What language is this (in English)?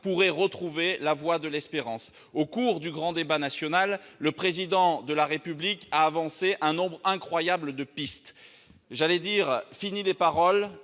French